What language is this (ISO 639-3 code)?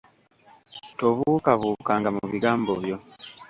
lug